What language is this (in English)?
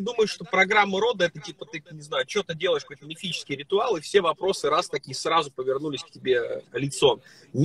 Russian